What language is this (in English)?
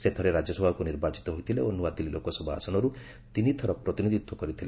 Odia